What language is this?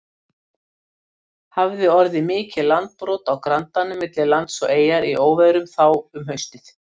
Icelandic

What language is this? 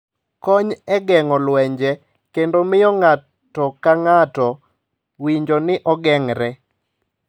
Luo (Kenya and Tanzania)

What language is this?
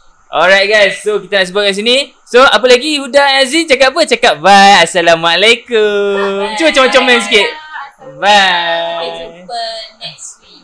Malay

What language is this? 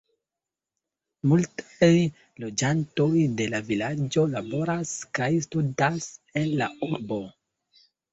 Esperanto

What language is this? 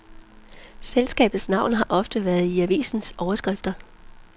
Danish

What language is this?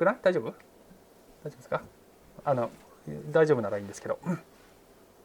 Japanese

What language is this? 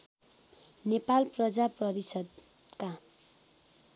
Nepali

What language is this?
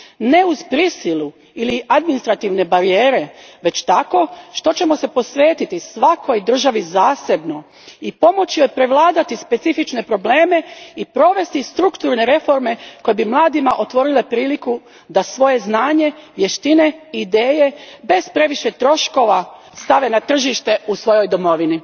Croatian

